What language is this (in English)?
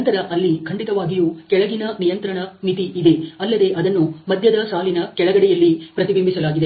Kannada